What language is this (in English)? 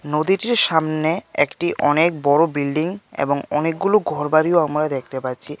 Bangla